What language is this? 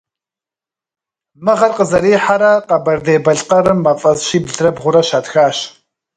Kabardian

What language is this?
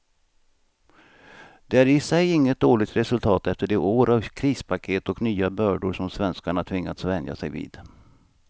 Swedish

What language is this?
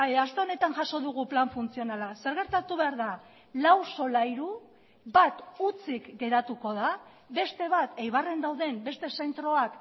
Basque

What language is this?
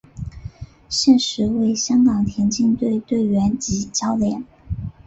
Chinese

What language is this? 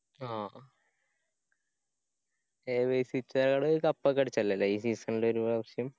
Malayalam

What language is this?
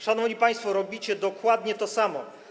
Polish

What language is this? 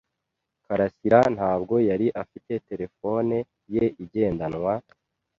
Kinyarwanda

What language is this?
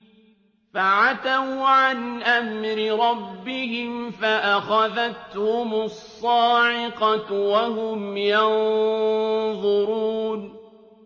Arabic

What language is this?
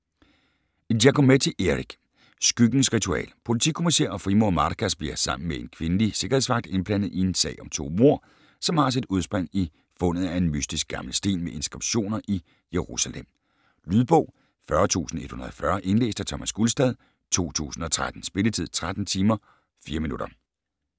Danish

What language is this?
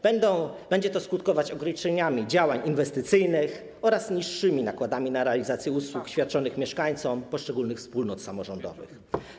Polish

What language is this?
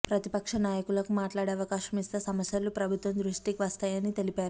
Telugu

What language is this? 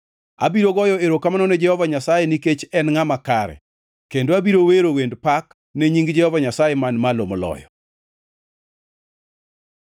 Luo (Kenya and Tanzania)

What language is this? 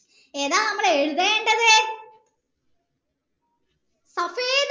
Malayalam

